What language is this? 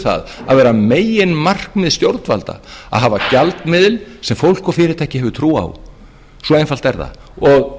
Icelandic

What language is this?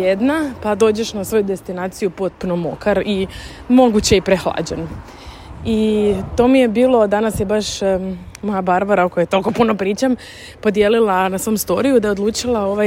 Croatian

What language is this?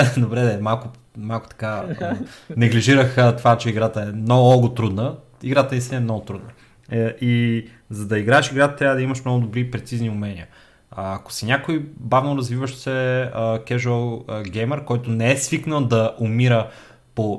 Bulgarian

